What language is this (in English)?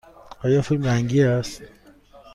Persian